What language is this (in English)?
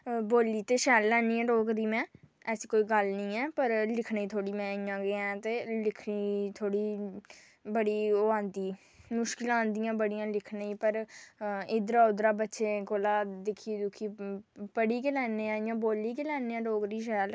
Dogri